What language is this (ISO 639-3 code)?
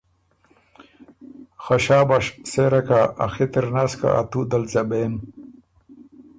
oru